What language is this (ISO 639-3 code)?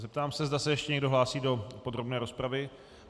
ces